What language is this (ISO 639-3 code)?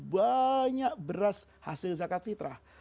ind